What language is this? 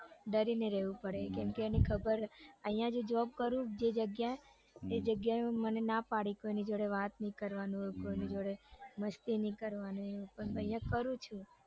Gujarati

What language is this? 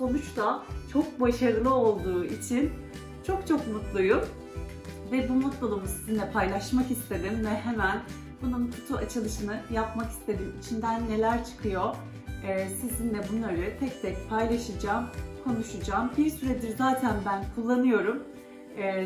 Turkish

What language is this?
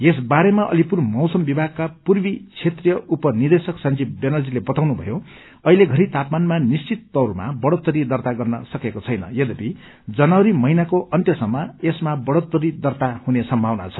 Nepali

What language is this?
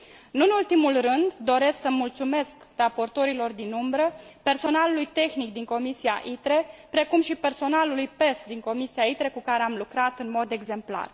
Romanian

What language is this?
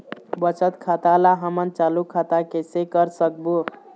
Chhattisgarhi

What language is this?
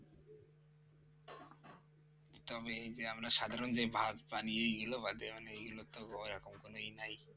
Bangla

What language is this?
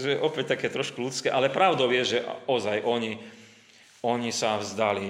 Slovak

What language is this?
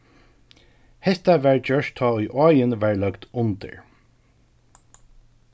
Faroese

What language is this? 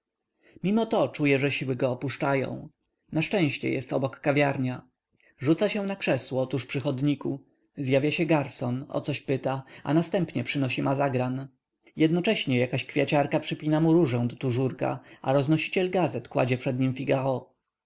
Polish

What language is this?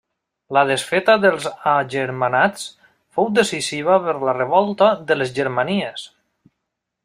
Catalan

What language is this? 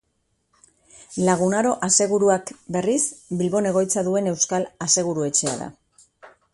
Basque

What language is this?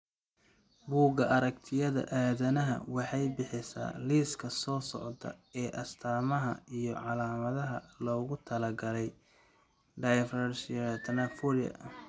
Somali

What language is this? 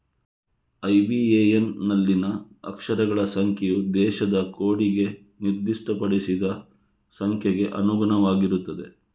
Kannada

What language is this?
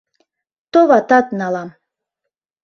Mari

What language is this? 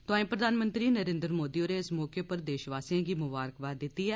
Dogri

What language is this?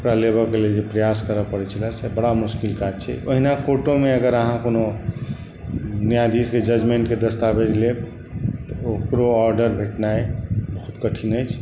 Maithili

